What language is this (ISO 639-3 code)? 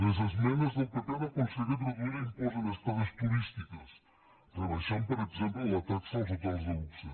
cat